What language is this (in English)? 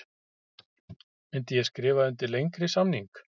Icelandic